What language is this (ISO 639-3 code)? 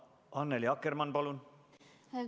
est